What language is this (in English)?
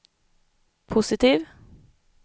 Swedish